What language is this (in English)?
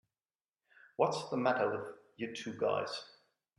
English